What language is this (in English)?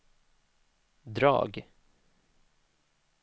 Swedish